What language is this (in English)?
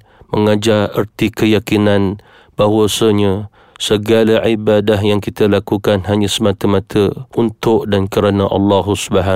Malay